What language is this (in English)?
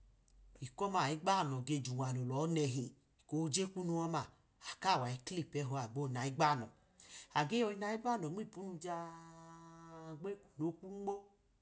Idoma